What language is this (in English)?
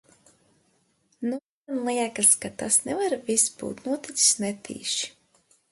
Latvian